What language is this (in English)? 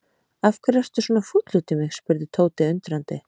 Icelandic